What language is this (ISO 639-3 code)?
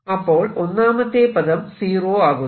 mal